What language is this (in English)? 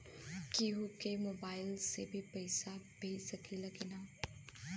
Bhojpuri